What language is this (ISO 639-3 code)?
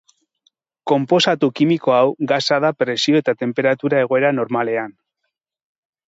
eus